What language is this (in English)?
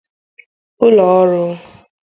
Igbo